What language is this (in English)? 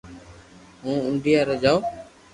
Loarki